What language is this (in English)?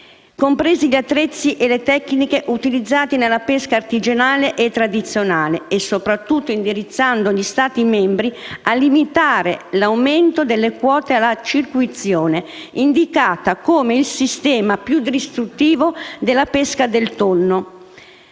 Italian